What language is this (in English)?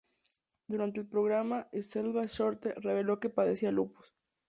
Spanish